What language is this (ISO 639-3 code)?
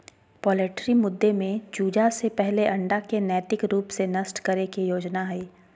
mag